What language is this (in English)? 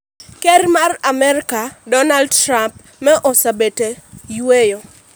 Luo (Kenya and Tanzania)